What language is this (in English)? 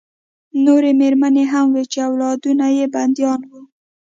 Pashto